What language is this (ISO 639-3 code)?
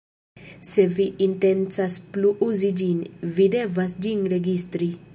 epo